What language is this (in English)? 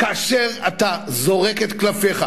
Hebrew